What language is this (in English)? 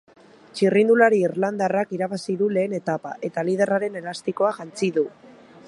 Basque